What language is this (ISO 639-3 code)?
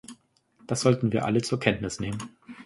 deu